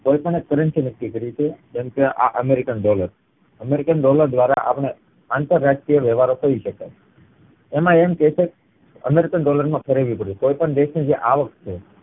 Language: Gujarati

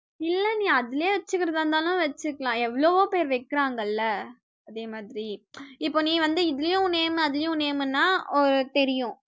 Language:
Tamil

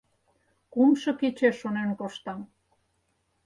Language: Mari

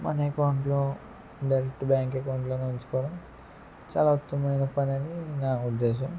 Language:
Telugu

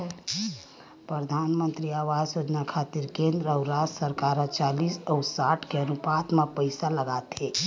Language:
Chhattisgarhi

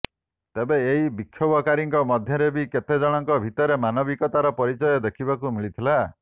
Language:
Odia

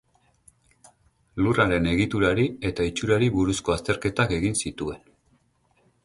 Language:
Basque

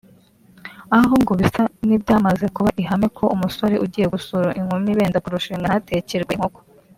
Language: Kinyarwanda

